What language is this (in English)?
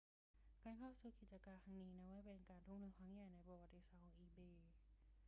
Thai